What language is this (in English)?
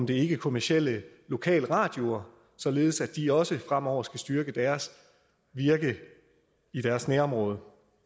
Danish